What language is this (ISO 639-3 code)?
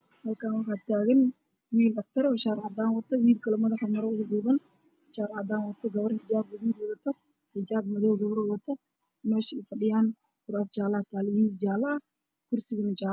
som